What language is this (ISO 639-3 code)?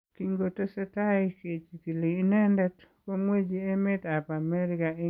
kln